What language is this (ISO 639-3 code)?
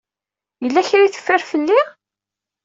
kab